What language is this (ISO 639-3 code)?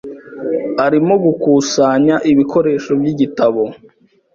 kin